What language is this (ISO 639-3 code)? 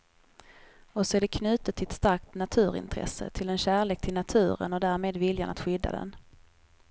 swe